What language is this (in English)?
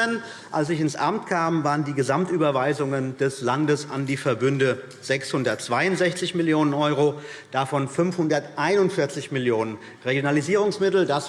German